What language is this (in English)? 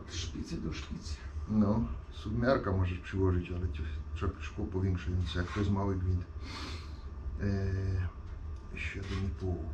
Polish